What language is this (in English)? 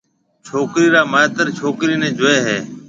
Marwari (Pakistan)